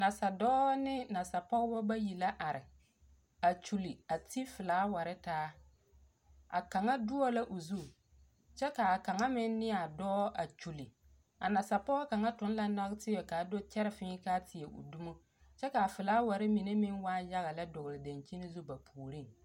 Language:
Southern Dagaare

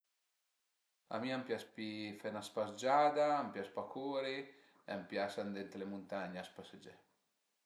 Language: Piedmontese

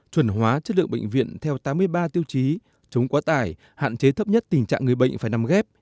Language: Vietnamese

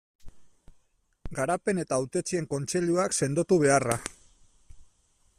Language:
Basque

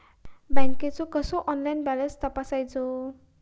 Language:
Marathi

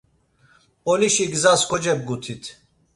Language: Laz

